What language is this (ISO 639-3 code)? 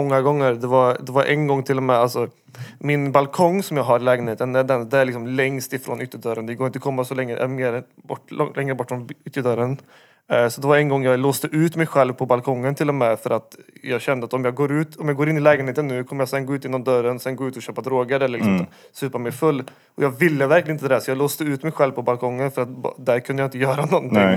swe